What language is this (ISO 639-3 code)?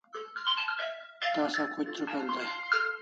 kls